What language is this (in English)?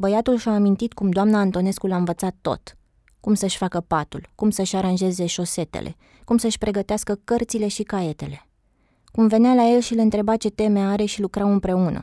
Romanian